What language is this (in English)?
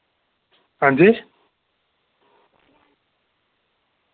Dogri